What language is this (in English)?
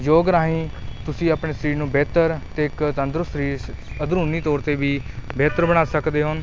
Punjabi